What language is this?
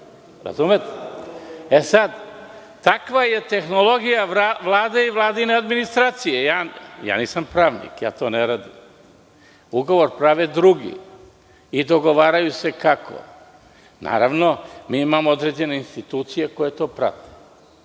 Serbian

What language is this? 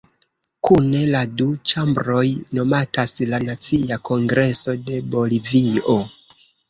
Esperanto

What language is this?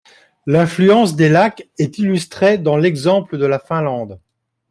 French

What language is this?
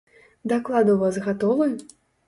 Belarusian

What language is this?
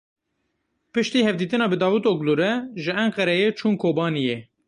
Kurdish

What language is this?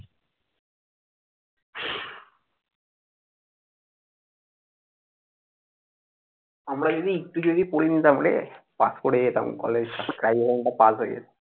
Bangla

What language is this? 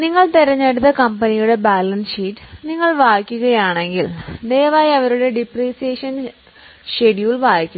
Malayalam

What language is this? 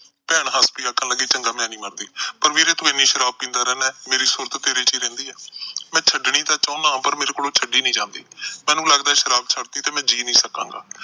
Punjabi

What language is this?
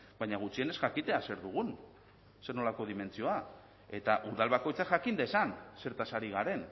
Basque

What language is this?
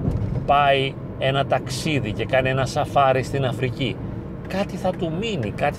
Greek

